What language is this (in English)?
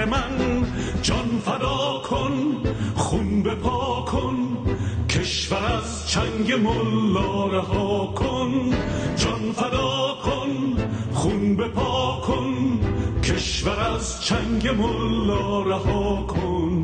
Persian